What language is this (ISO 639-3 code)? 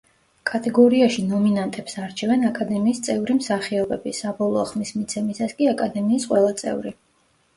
kat